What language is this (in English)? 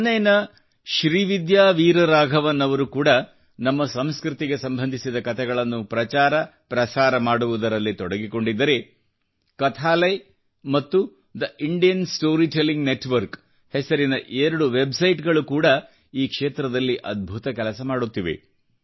Kannada